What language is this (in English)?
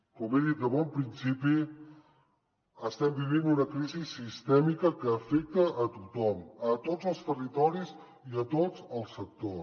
Catalan